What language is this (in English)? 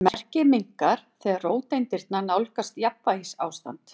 Icelandic